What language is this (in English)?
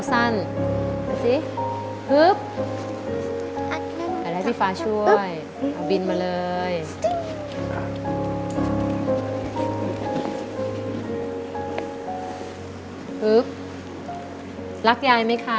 Thai